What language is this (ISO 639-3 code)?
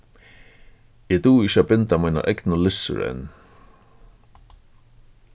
fao